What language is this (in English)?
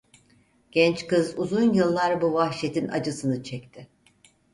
Turkish